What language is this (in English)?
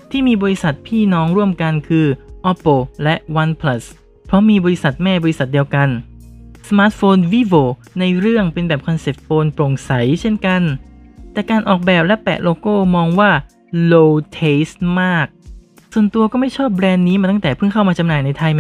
Thai